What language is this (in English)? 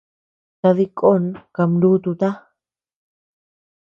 Tepeuxila Cuicatec